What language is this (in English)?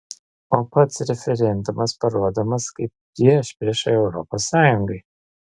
Lithuanian